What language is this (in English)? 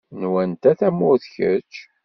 Kabyle